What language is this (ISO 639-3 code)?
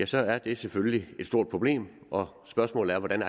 dan